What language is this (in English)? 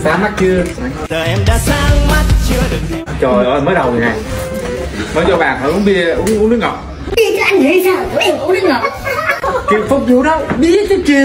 Vietnamese